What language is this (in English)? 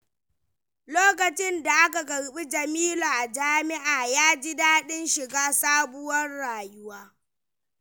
Hausa